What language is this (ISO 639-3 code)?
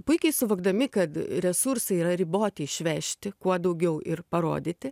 lit